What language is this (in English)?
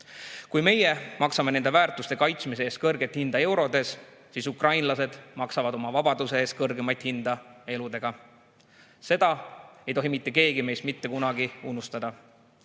Estonian